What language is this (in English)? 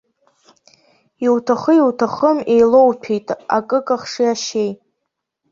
Abkhazian